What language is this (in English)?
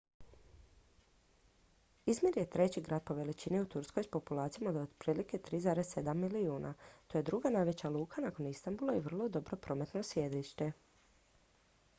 Croatian